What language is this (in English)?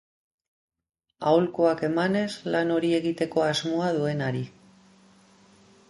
Basque